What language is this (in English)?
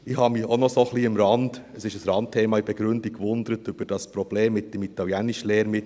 Swiss German